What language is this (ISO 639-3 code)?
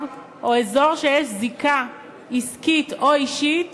heb